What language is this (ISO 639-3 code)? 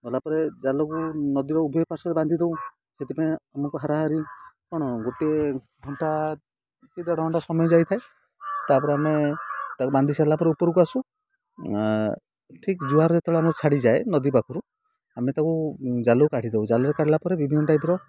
ori